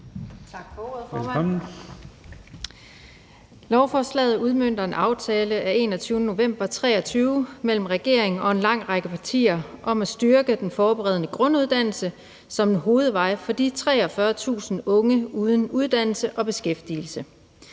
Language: Danish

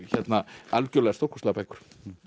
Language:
Icelandic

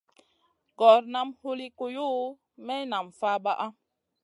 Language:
Masana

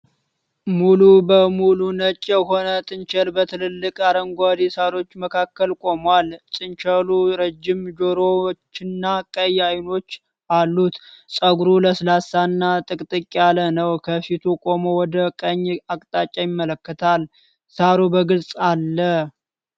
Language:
Amharic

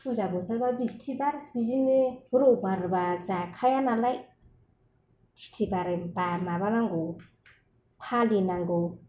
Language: Bodo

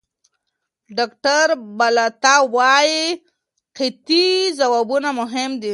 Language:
Pashto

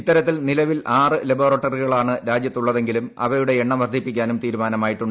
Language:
Malayalam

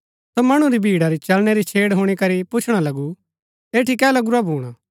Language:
Gaddi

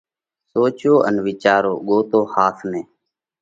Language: Parkari Koli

